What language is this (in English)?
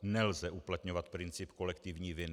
Czech